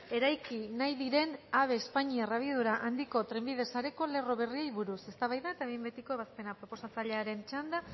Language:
Basque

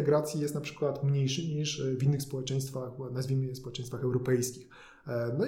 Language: Polish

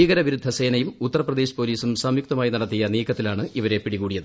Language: Malayalam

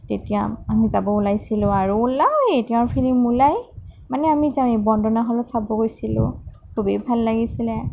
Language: Assamese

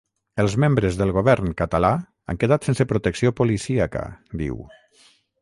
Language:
Catalan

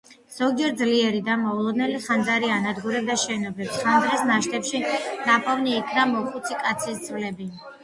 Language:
Georgian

